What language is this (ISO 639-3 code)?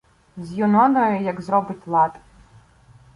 ukr